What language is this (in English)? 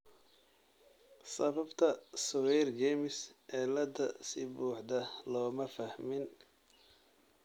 Somali